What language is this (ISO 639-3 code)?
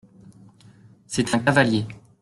fra